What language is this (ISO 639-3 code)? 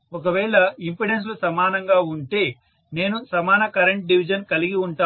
tel